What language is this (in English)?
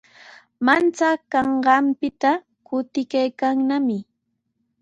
Sihuas Ancash Quechua